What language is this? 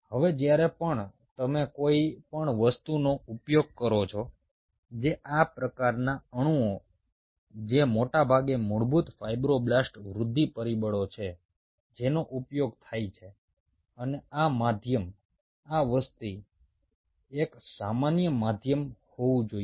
Gujarati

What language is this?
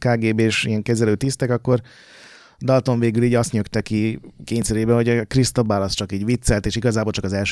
Hungarian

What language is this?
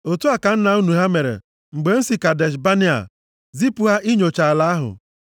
Igbo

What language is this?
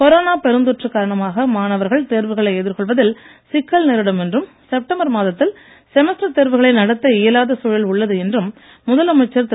Tamil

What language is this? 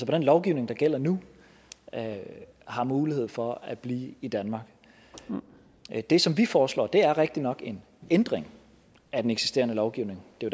Danish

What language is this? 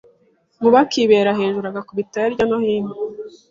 Kinyarwanda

